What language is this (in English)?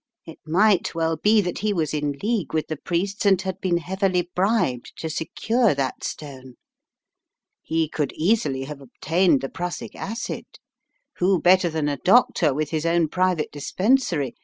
English